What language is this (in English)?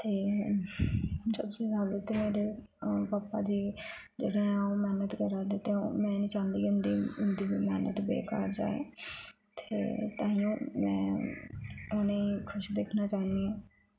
Dogri